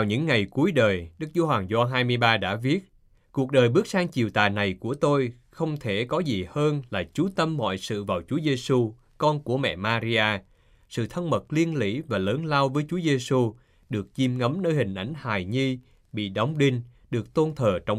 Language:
Vietnamese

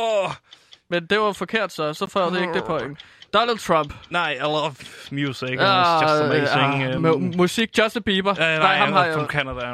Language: Danish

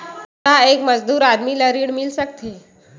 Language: Chhattisgarhi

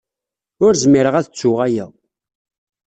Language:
Kabyle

